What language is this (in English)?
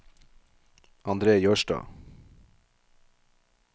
Norwegian